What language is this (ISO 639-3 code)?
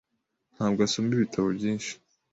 kin